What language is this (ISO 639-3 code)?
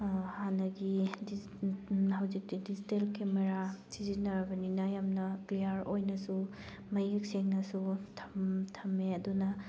mni